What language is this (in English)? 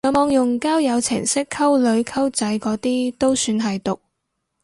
Cantonese